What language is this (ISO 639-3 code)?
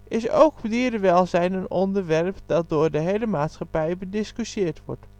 nld